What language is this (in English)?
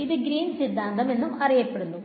Malayalam